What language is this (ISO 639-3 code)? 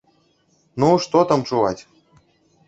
bel